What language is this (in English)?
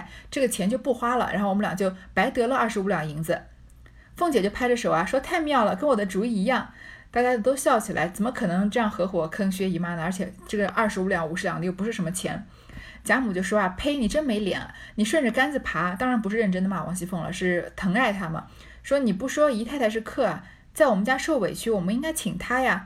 Chinese